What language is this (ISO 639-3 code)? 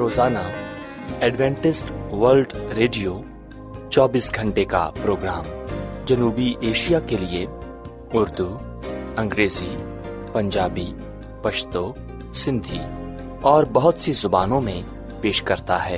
urd